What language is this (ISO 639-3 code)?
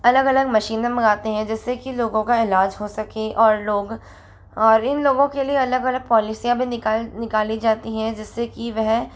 hin